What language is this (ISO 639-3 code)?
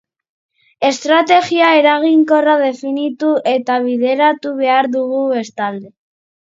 eus